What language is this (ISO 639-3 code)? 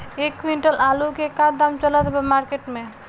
bho